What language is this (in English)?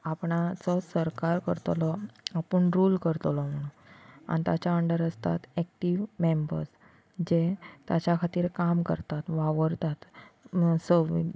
Konkani